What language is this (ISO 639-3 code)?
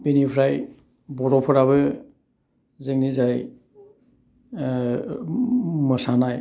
brx